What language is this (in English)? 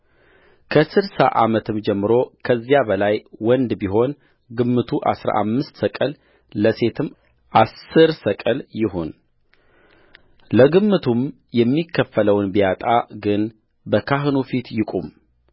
Amharic